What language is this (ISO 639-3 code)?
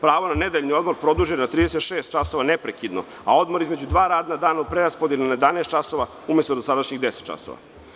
srp